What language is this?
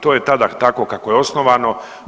Croatian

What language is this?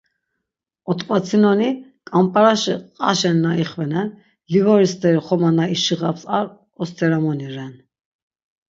Laz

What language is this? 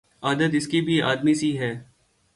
Urdu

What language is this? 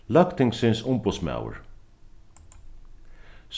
Faroese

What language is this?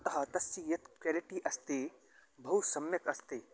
Sanskrit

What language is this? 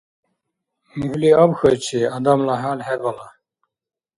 Dargwa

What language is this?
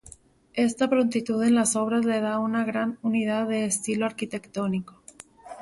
Spanish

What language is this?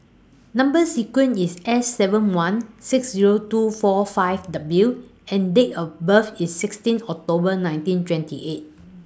English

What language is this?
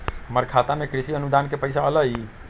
Magahi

